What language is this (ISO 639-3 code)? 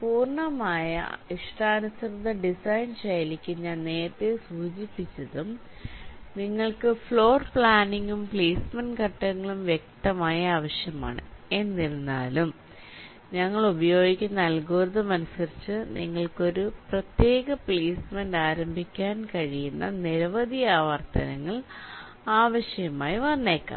mal